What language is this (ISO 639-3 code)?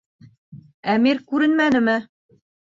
bak